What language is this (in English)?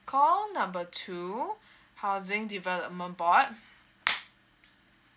English